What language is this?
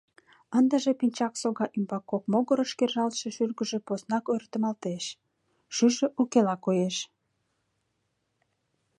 Mari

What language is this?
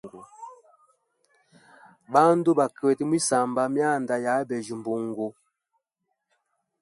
Hemba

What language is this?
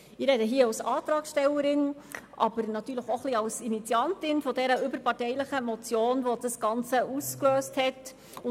Swiss German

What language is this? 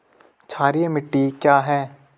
Hindi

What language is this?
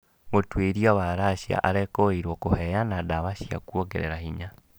Kikuyu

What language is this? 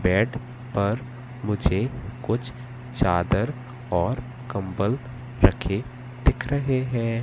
Hindi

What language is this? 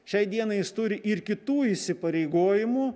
Lithuanian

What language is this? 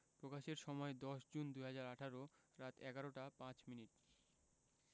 Bangla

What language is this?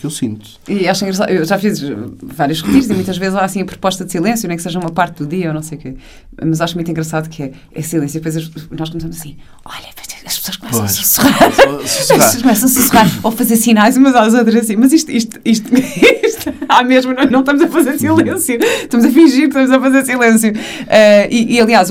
Portuguese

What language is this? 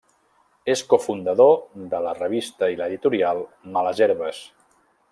Catalan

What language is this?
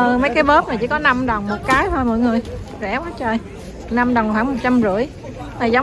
Vietnamese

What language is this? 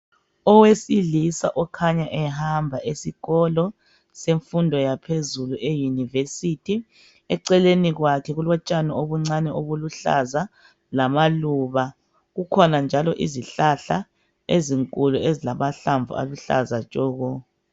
North Ndebele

